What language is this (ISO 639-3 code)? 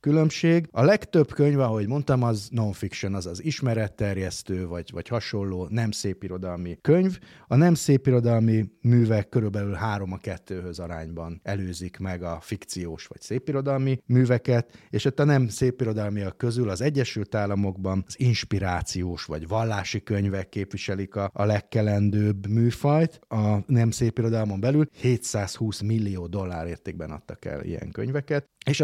hun